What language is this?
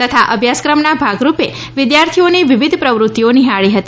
Gujarati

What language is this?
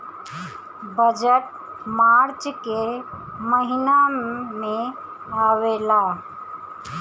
Bhojpuri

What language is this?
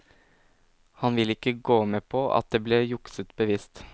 Norwegian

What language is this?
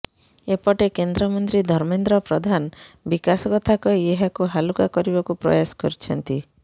Odia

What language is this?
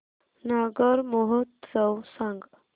Marathi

